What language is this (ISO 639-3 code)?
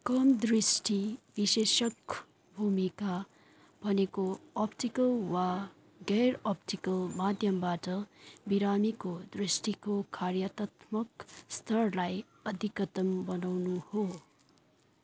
nep